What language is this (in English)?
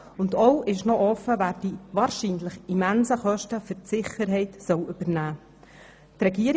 Swiss German